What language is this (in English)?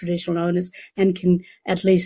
Indonesian